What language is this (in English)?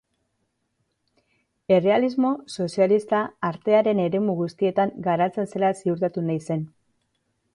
Basque